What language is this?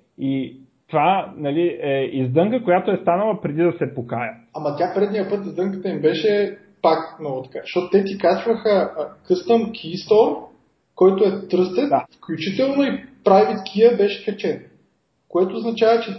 Bulgarian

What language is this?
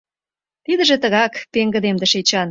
Mari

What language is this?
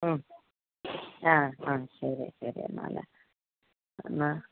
Malayalam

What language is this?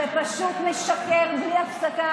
Hebrew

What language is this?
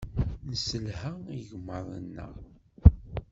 Kabyle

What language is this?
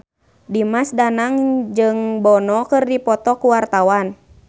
Sundanese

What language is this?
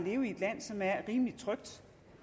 Danish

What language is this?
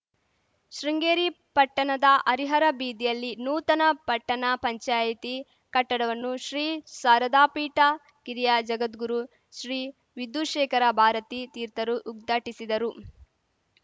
Kannada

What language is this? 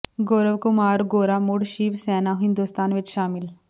Punjabi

